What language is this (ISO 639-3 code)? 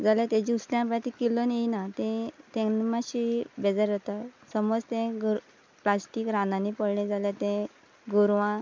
kok